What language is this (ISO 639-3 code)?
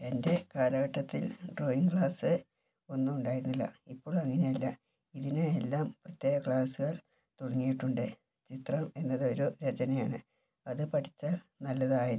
mal